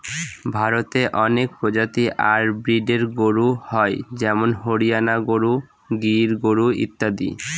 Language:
Bangla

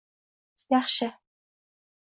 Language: Uzbek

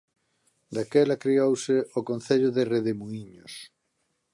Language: Galician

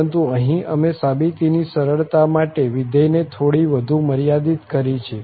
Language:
Gujarati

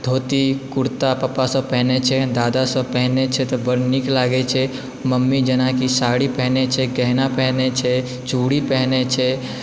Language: Maithili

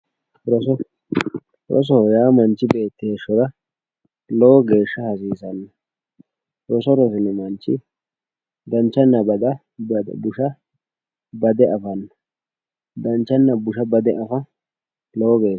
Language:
Sidamo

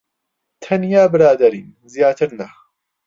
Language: Central Kurdish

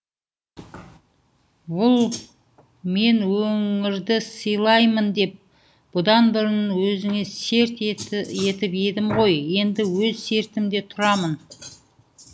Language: Kazakh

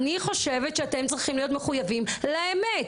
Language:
Hebrew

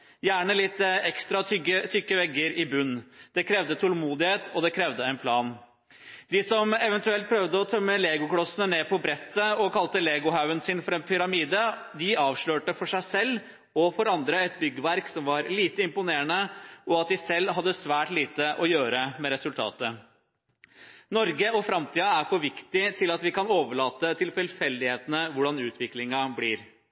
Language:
Norwegian Bokmål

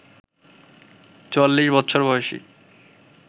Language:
Bangla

